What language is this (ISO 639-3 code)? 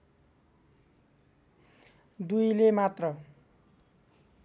nep